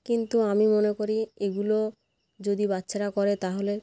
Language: Bangla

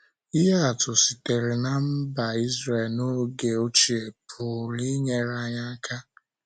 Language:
Igbo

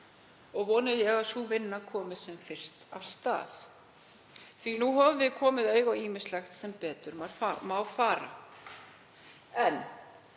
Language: Icelandic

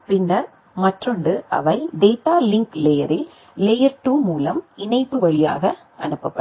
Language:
Tamil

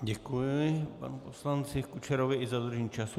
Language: Czech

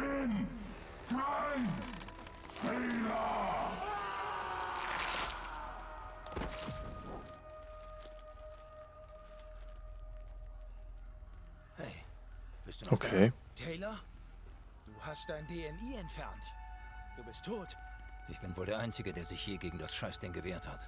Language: German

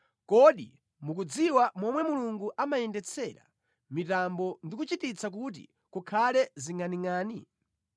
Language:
Nyanja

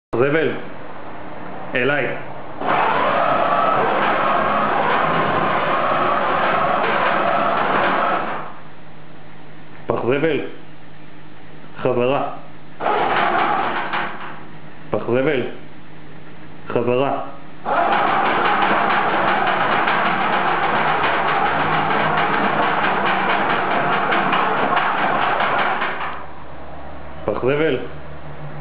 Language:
Hebrew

